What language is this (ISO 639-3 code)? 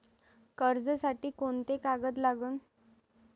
mar